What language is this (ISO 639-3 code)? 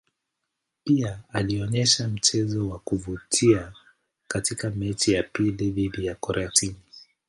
swa